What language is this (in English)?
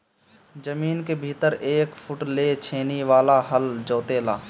Bhojpuri